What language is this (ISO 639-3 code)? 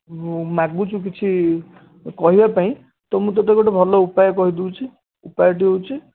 ori